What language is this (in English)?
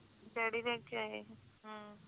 Punjabi